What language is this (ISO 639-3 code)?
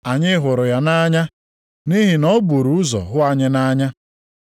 ibo